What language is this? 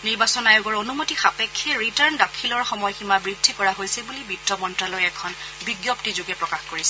Assamese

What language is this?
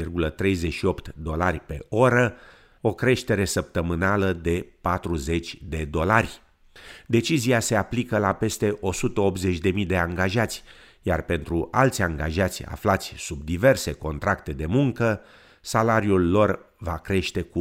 Romanian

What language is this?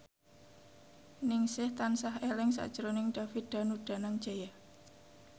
Javanese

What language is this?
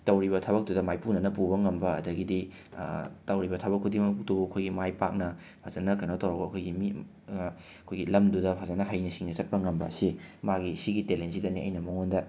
Manipuri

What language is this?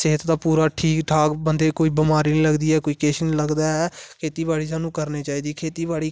Dogri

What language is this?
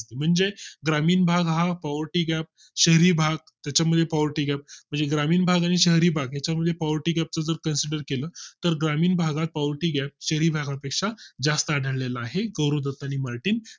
Marathi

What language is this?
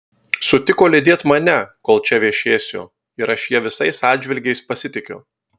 Lithuanian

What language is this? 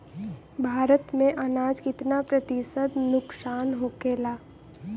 Bhojpuri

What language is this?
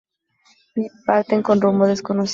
Spanish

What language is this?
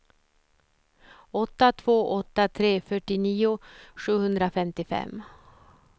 Swedish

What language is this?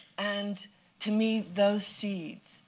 English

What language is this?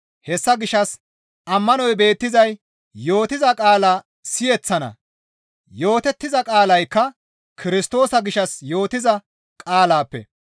Gamo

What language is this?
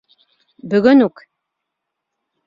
Bashkir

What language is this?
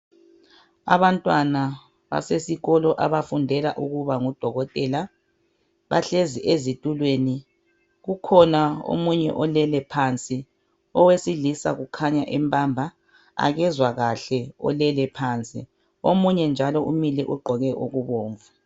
North Ndebele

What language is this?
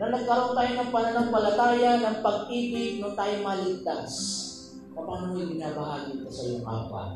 Filipino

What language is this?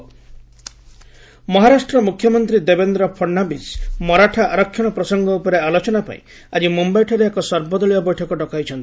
Odia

